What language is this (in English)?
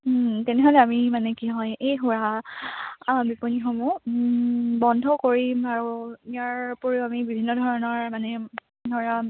Assamese